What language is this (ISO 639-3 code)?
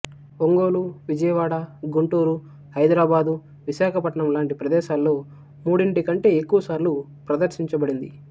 tel